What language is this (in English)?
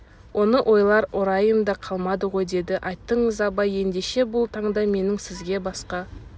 Kazakh